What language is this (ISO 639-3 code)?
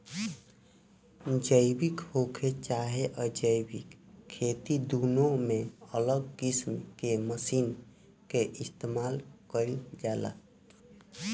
bho